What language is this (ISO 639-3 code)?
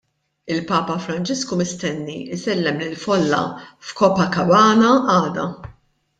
mlt